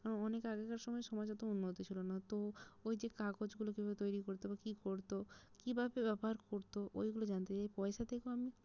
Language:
Bangla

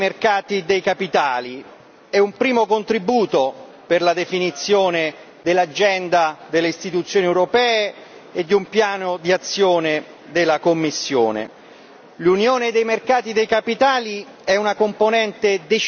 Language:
Italian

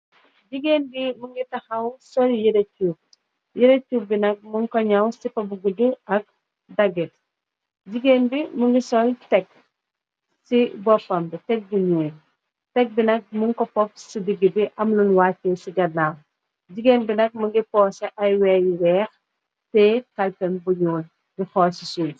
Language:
Wolof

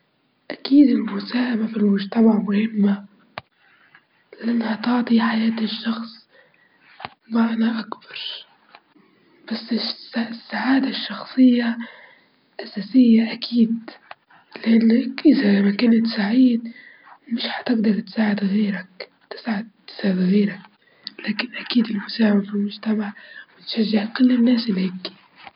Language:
Libyan Arabic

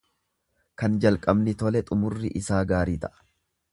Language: Oromo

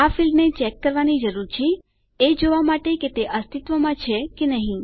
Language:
Gujarati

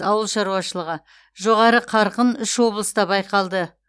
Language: Kazakh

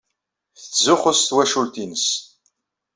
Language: Kabyle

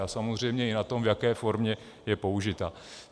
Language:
Czech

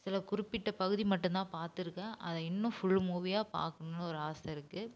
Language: Tamil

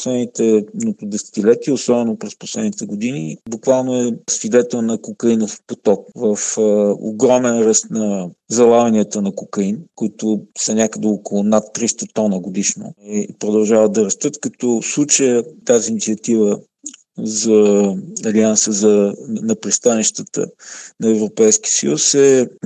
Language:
Bulgarian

